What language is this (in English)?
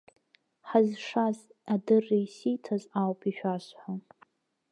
Abkhazian